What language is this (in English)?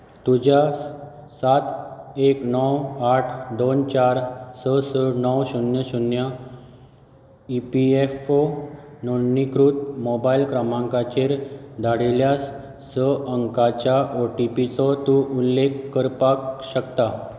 Konkani